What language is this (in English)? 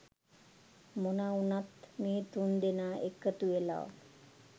Sinhala